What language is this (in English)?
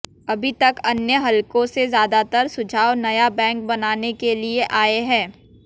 Hindi